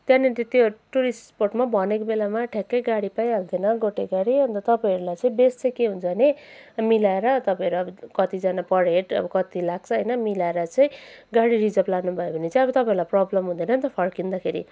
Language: Nepali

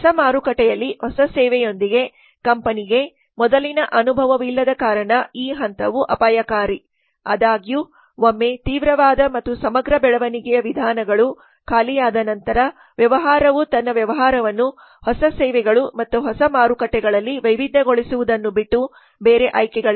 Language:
Kannada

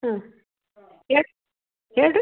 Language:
Kannada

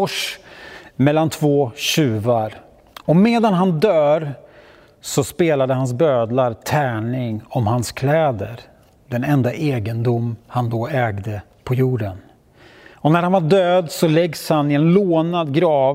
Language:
Swedish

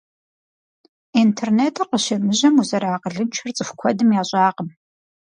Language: Kabardian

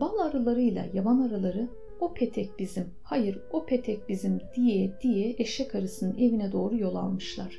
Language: Turkish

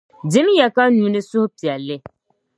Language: Dagbani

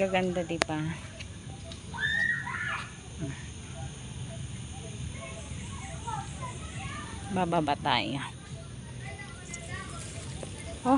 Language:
Filipino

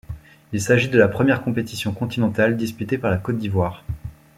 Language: French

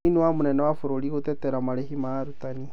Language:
Kikuyu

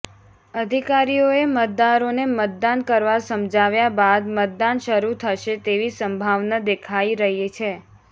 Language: Gujarati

